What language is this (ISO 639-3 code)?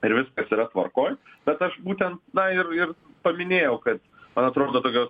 lit